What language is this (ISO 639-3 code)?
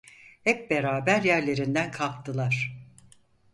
tur